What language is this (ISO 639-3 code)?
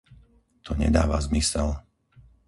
slk